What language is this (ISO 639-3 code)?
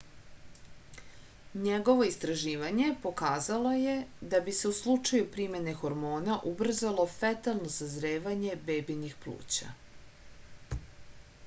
srp